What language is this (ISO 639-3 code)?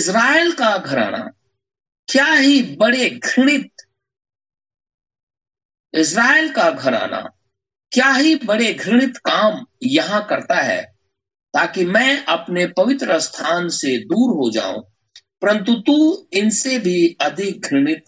hin